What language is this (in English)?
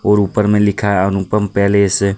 Hindi